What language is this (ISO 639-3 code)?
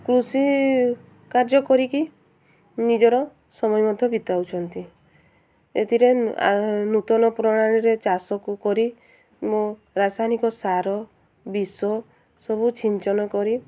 ori